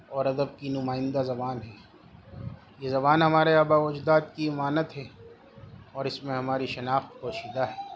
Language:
Urdu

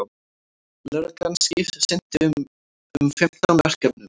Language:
Icelandic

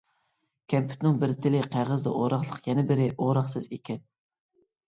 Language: Uyghur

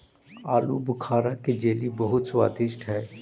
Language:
Magahi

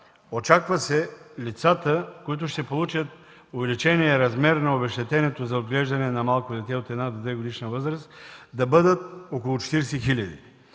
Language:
Bulgarian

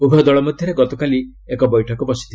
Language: Odia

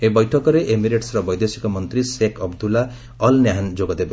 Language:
Odia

